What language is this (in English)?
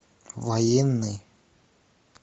Russian